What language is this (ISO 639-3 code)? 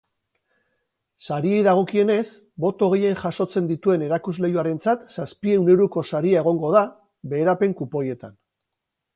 eus